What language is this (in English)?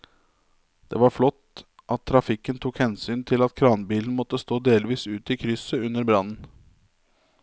Norwegian